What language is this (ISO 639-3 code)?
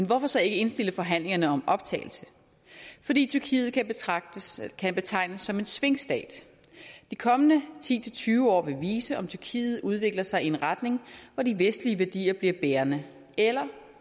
dan